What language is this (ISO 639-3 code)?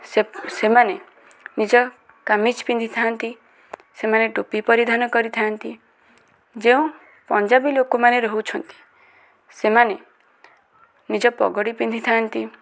ori